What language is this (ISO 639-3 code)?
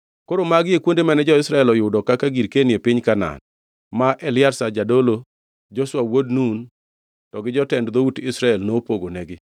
luo